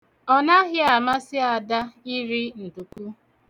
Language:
Igbo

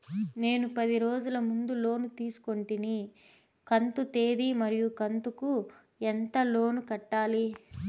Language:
Telugu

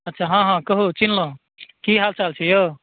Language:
Maithili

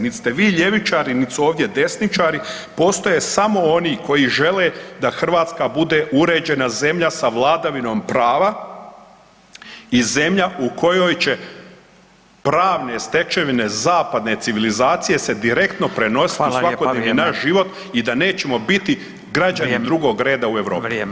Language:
Croatian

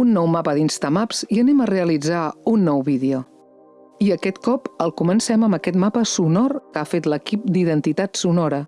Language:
Catalan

